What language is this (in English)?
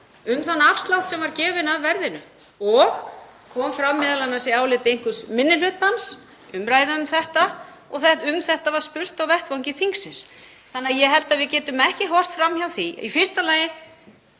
Icelandic